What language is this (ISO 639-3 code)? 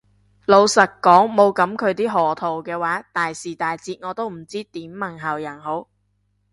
yue